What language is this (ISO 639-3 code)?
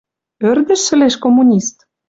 mrj